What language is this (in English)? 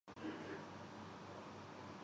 Urdu